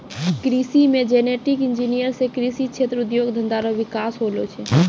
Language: Maithili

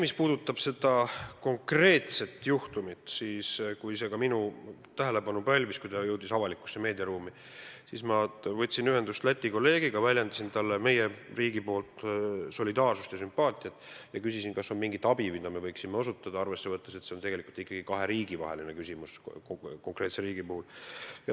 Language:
Estonian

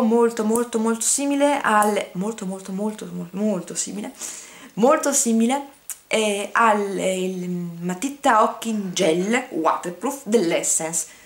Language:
Italian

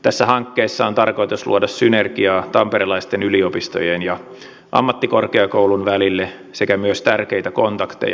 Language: Finnish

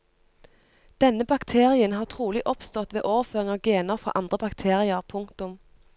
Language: Norwegian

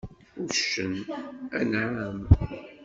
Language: Kabyle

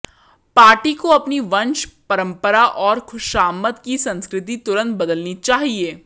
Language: Hindi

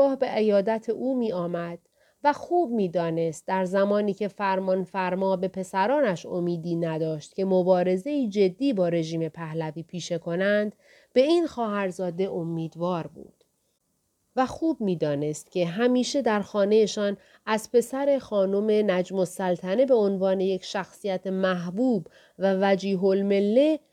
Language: Persian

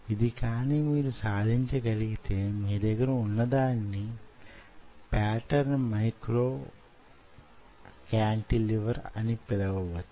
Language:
Telugu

